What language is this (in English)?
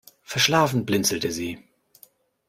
German